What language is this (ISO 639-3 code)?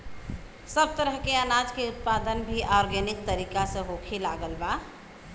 bho